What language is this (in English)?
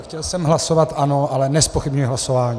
Czech